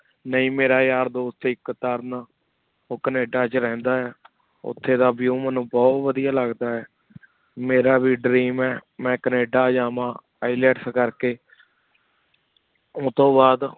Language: Punjabi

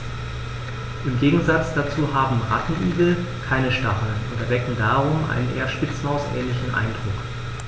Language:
German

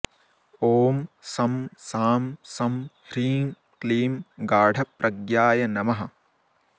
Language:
Sanskrit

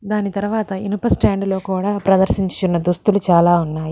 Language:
Telugu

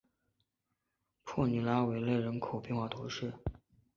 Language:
Chinese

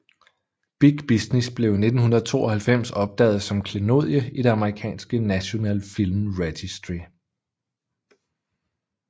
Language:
Danish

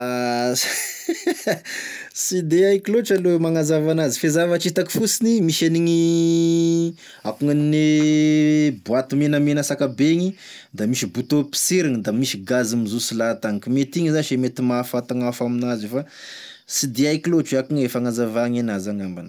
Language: Tesaka Malagasy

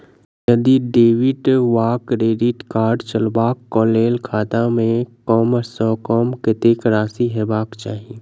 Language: Maithili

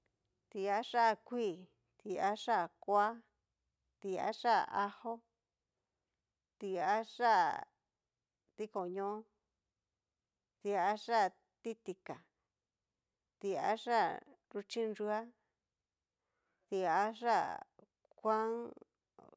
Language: Cacaloxtepec Mixtec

